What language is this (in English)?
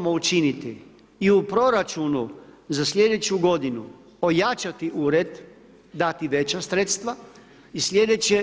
Croatian